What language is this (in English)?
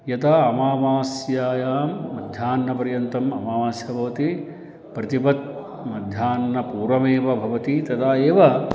Sanskrit